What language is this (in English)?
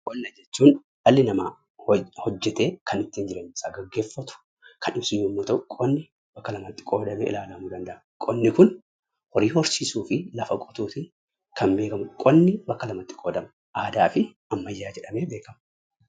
Oromo